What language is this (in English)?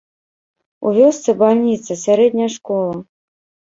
Belarusian